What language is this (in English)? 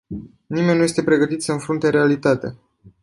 Romanian